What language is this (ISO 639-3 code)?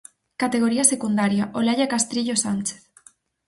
glg